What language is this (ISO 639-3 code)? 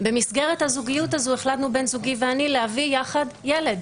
heb